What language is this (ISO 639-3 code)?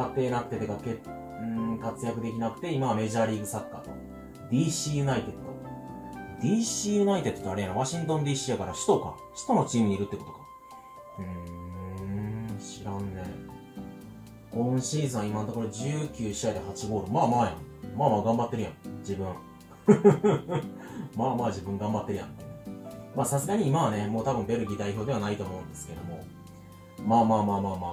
jpn